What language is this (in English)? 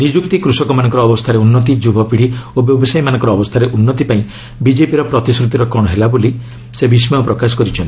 Odia